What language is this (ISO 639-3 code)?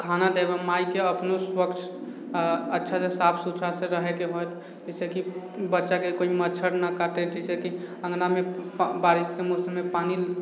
mai